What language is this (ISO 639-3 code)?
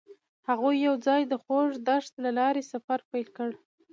pus